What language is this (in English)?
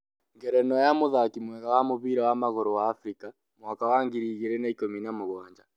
Kikuyu